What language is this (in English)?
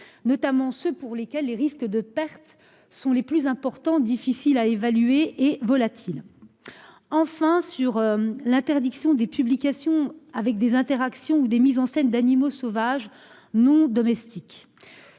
French